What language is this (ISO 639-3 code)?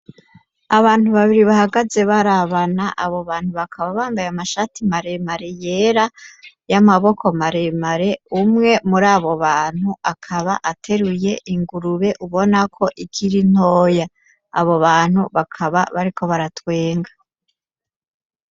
run